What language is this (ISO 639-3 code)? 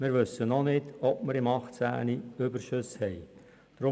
gsw